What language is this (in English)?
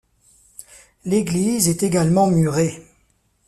French